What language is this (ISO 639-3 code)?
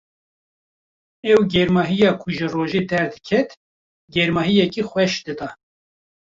kur